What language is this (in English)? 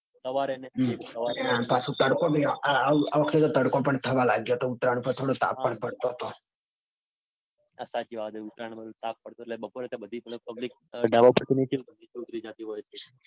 Gujarati